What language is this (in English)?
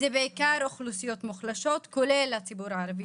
Hebrew